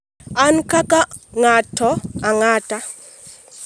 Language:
Luo (Kenya and Tanzania)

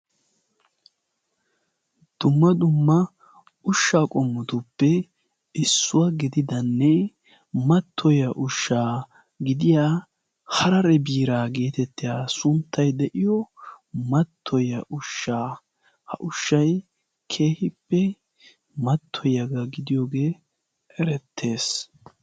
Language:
Wolaytta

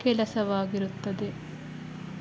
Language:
Kannada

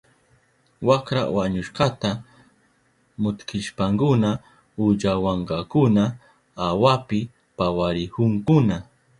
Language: Southern Pastaza Quechua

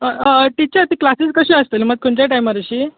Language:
Konkani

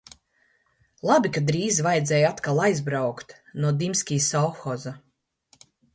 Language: Latvian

